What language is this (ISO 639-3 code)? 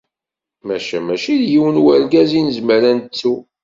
kab